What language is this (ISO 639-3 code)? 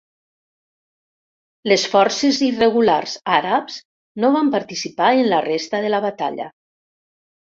cat